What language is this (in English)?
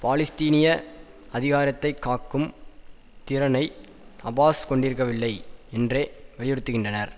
Tamil